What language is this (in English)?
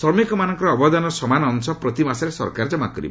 Odia